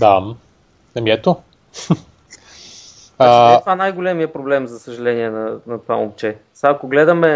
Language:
Bulgarian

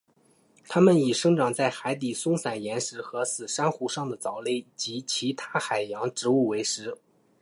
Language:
Chinese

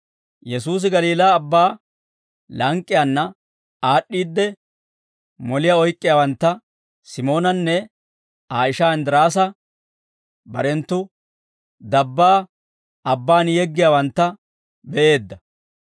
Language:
Dawro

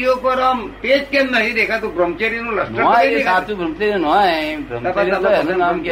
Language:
Gujarati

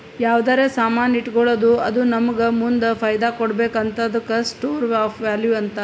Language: Kannada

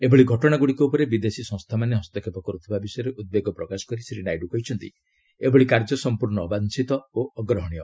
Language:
Odia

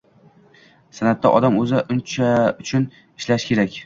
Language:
Uzbek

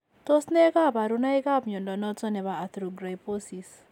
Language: Kalenjin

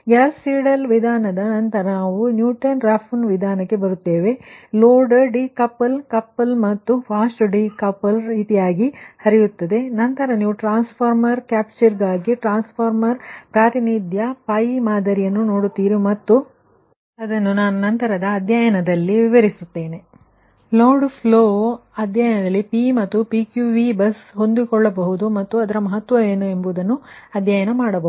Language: Kannada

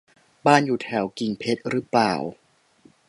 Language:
Thai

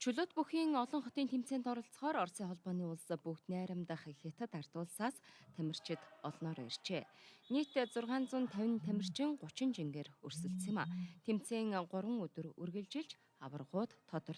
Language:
Turkish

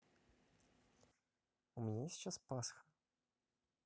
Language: Russian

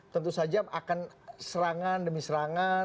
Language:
Indonesian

